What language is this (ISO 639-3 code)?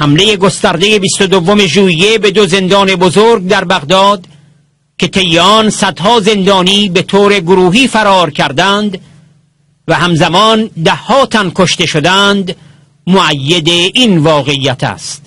fas